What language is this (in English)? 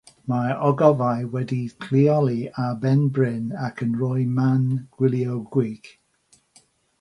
Welsh